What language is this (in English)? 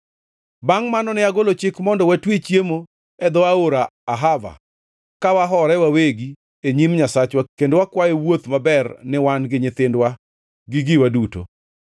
Luo (Kenya and Tanzania)